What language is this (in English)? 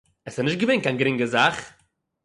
Yiddish